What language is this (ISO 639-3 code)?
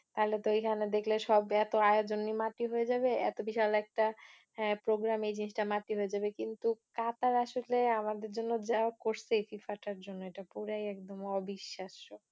ben